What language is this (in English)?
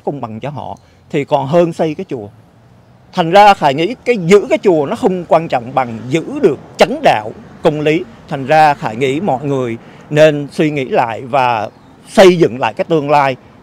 Vietnamese